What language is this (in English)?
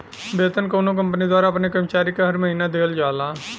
Bhojpuri